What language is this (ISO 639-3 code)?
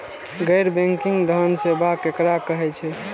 mai